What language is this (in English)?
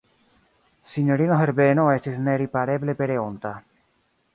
Esperanto